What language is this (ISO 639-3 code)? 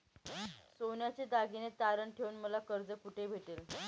mar